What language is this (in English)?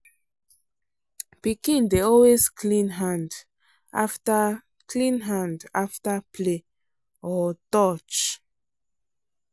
Nigerian Pidgin